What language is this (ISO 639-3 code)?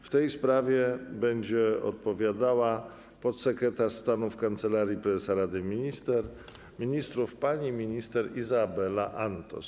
pol